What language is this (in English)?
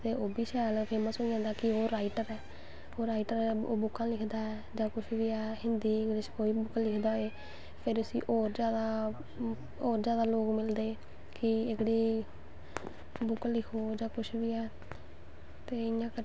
Dogri